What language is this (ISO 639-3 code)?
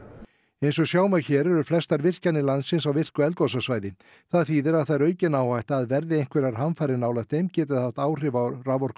isl